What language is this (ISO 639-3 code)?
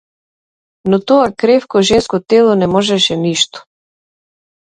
mkd